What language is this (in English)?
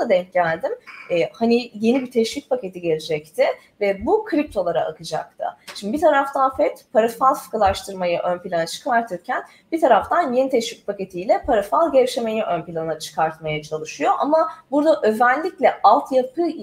Turkish